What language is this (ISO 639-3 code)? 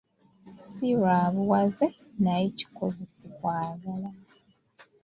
lug